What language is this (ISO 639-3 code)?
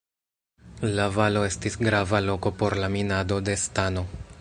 epo